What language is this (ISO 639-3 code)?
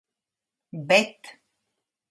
lav